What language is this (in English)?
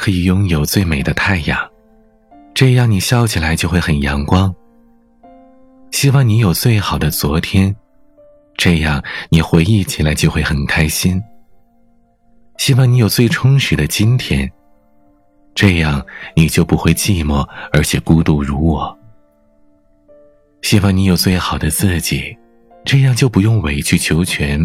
Chinese